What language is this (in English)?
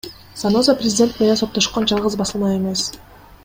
Kyrgyz